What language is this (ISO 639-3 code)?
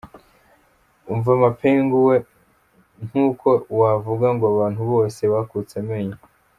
kin